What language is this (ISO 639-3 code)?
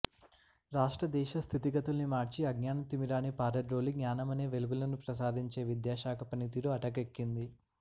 tel